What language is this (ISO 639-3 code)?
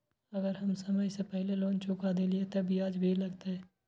mai